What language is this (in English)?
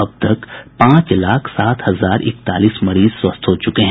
Hindi